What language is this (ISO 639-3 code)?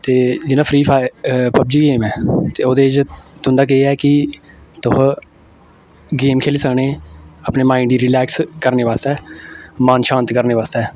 doi